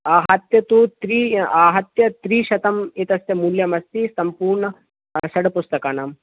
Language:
Sanskrit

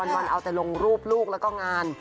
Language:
Thai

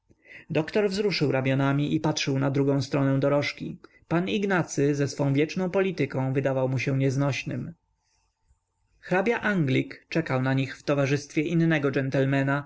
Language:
Polish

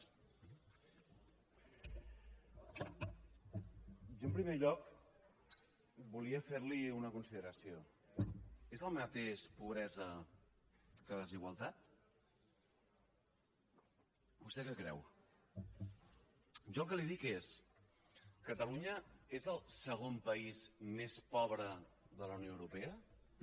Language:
Catalan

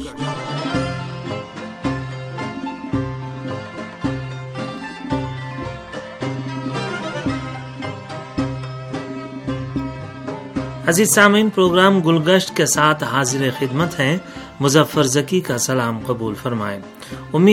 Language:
Urdu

